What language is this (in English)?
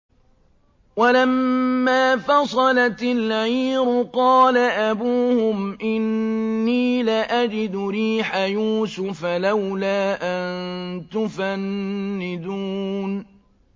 Arabic